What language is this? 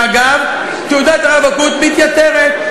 Hebrew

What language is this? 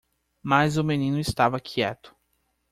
Portuguese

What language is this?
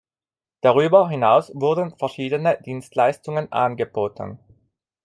German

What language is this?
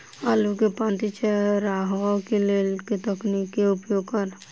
Maithili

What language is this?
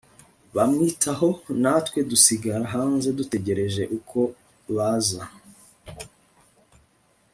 Kinyarwanda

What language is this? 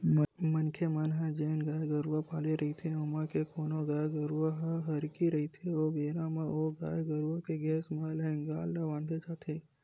Chhattisgarhi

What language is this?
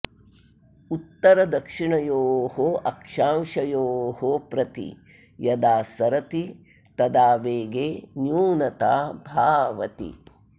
Sanskrit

